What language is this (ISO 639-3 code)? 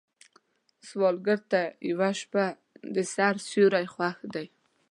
pus